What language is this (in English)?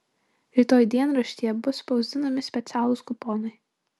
Lithuanian